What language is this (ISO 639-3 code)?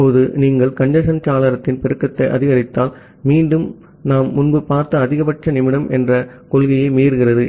tam